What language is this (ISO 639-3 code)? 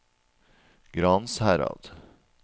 nor